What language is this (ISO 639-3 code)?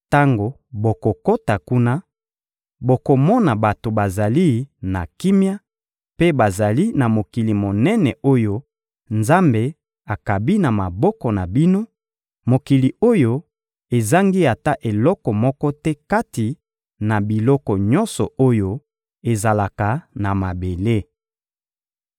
lin